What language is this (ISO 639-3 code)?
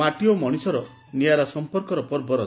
ori